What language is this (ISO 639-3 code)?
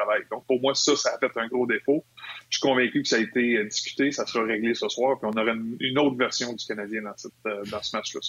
fra